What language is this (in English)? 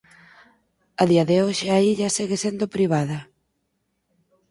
Galician